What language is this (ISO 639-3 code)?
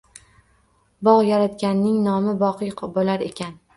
uzb